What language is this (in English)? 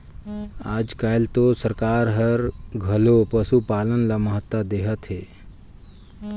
Chhattisgarhi